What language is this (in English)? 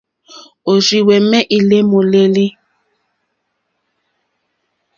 Mokpwe